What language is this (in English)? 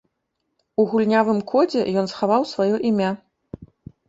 Belarusian